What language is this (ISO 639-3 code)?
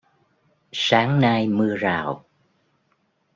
vie